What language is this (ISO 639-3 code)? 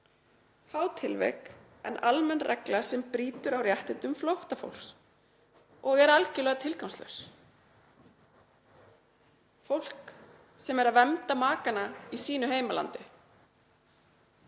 isl